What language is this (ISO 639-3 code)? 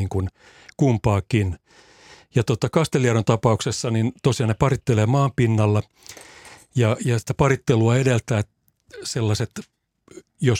fin